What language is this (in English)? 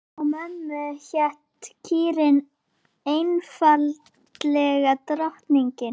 Icelandic